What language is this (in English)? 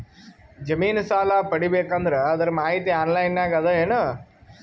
Kannada